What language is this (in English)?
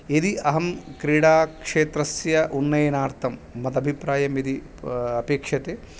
Sanskrit